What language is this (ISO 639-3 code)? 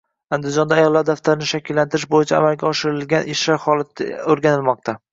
uzb